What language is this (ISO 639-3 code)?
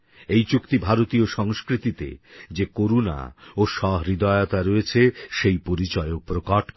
ben